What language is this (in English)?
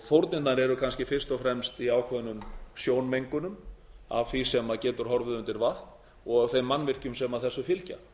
Icelandic